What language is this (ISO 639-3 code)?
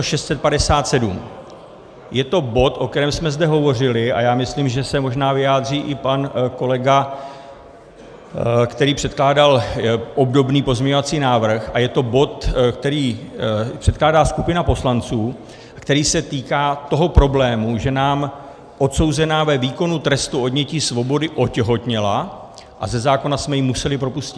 ces